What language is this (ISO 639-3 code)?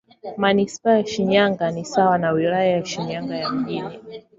swa